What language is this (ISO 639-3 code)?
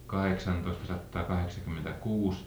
fin